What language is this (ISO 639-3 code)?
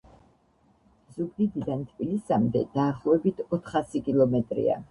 kat